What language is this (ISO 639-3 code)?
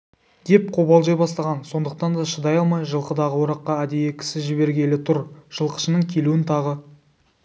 kaz